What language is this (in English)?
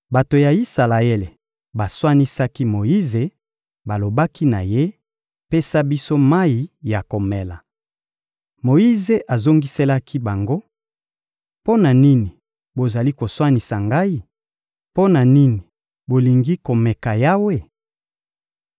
Lingala